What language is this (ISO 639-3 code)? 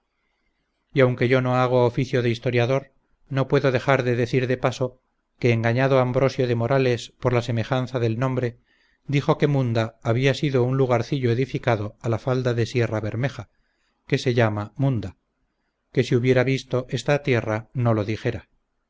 spa